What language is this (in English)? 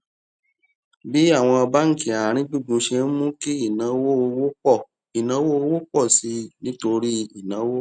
Yoruba